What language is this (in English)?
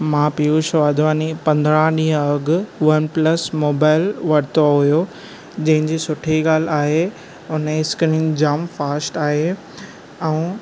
Sindhi